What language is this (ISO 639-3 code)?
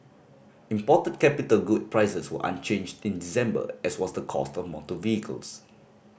eng